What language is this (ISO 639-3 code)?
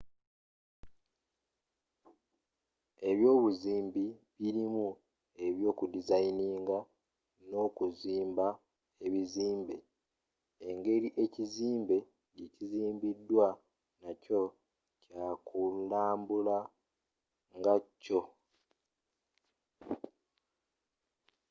lug